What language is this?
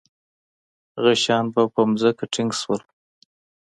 Pashto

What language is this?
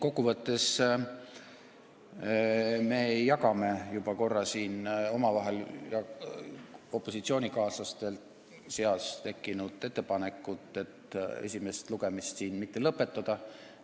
Estonian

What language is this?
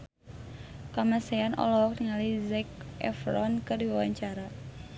Sundanese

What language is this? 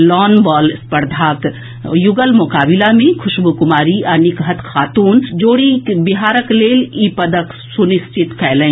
Maithili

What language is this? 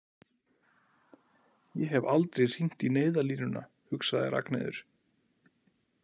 Icelandic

